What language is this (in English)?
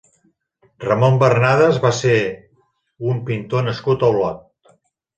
Catalan